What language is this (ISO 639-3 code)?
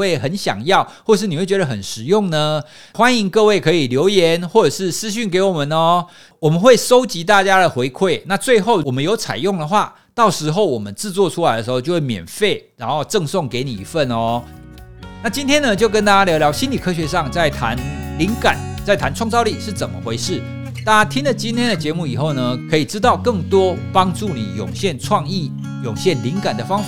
zho